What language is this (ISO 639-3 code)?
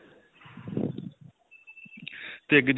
pan